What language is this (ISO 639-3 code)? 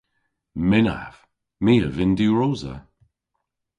cor